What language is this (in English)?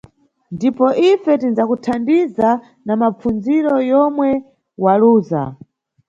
Nyungwe